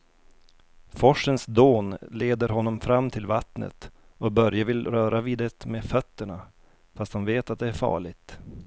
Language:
Swedish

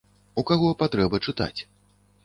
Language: Belarusian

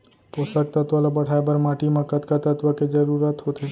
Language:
Chhattisgarhi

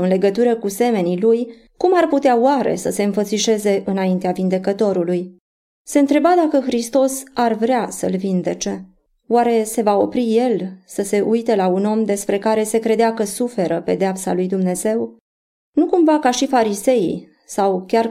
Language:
Romanian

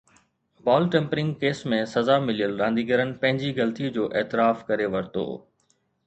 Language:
Sindhi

